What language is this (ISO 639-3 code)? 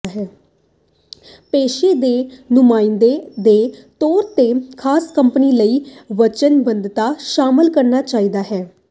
pan